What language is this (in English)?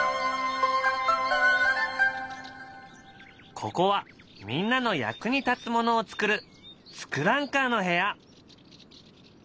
Japanese